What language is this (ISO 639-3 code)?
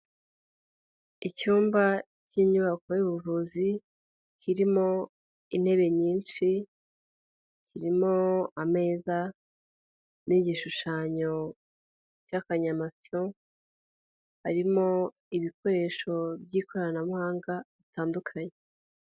kin